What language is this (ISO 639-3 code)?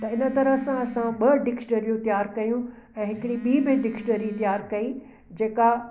snd